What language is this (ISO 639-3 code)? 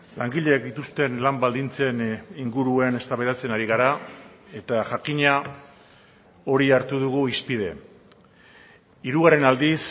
eus